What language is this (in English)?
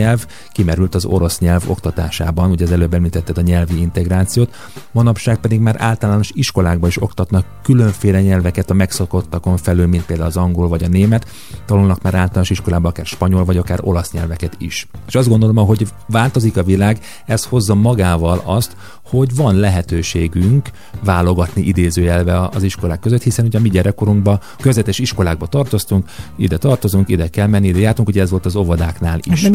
Hungarian